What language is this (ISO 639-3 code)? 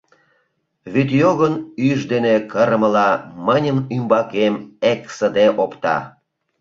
chm